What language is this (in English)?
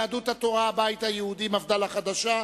Hebrew